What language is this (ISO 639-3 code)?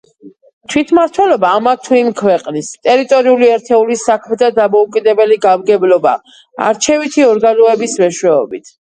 kat